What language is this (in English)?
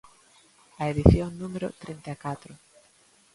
Galician